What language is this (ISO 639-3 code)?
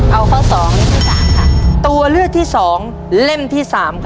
tha